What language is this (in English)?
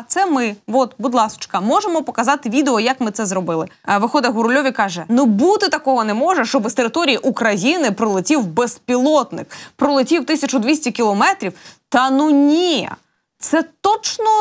Russian